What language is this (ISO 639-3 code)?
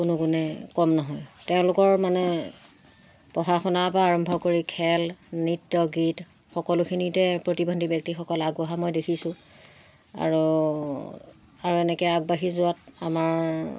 asm